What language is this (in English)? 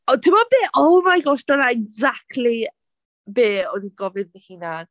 Welsh